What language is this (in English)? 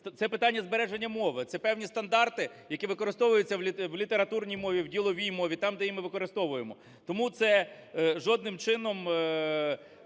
Ukrainian